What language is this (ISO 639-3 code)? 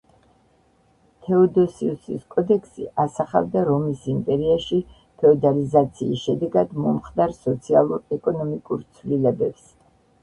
kat